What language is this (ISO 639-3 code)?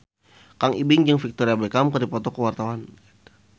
sun